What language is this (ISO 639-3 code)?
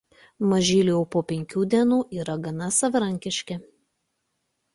lit